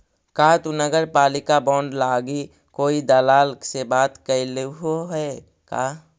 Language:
Magahi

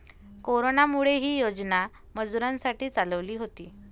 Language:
Marathi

